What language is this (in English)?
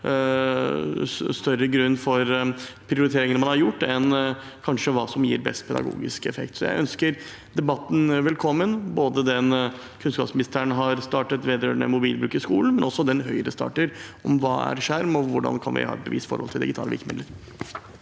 Norwegian